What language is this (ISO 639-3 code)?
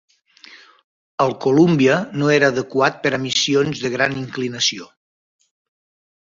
cat